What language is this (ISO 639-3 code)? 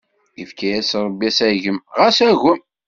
kab